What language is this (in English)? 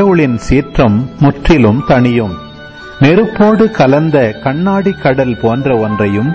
Tamil